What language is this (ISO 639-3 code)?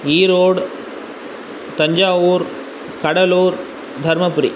san